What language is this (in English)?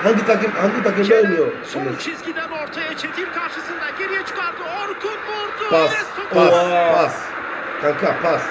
Turkish